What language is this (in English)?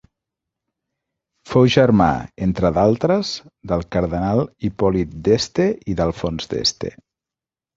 Catalan